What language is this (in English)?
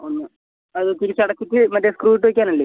Malayalam